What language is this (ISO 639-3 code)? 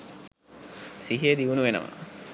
sin